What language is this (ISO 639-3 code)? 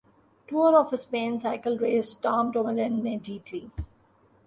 urd